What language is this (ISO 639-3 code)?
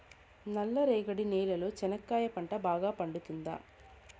tel